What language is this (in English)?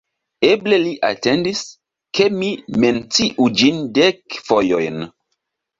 Esperanto